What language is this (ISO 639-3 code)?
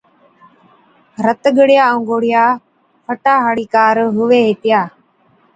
odk